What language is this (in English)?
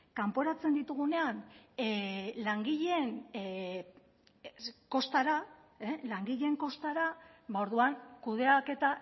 Basque